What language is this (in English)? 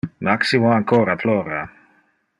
Interlingua